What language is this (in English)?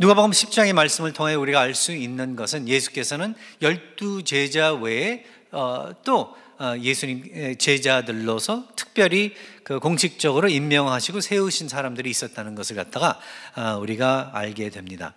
Korean